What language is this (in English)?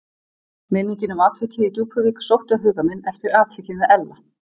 Icelandic